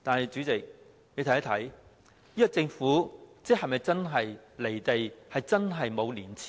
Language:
Cantonese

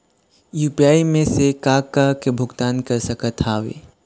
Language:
Chhattisgarhi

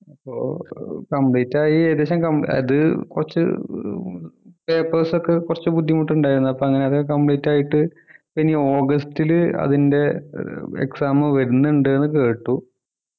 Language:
Malayalam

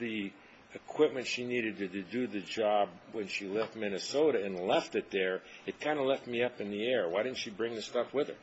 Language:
English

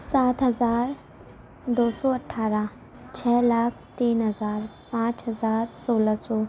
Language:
Urdu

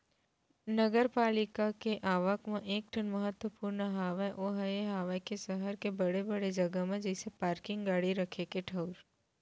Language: Chhattisgarhi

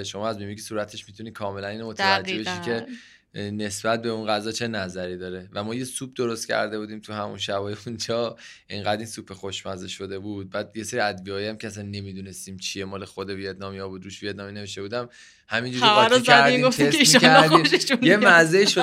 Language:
Persian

